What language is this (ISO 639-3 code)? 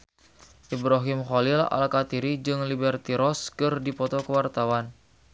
sun